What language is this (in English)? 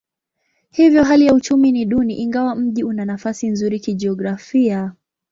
Swahili